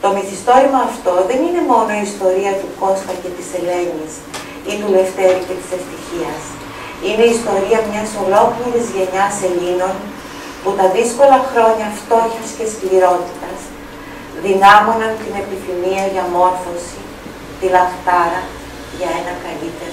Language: Greek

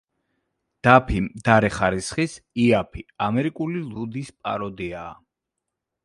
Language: Georgian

